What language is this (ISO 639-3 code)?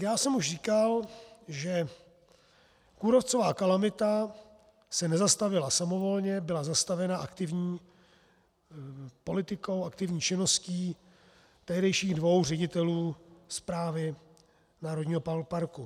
ces